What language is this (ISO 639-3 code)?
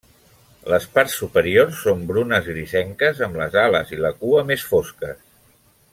cat